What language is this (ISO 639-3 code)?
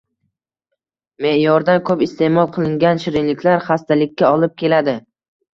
uzb